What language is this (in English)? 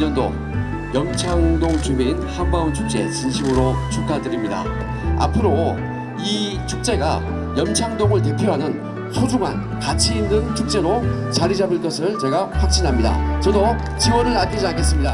Korean